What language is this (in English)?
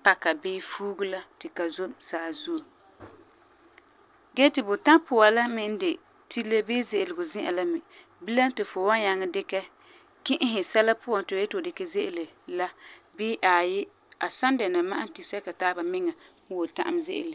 Frafra